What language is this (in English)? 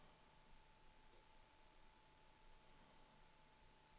Swedish